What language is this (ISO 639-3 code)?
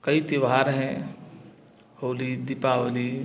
hin